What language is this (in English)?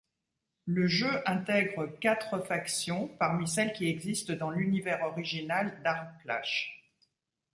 French